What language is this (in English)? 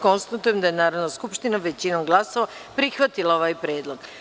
Serbian